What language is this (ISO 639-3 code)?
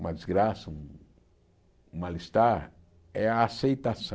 por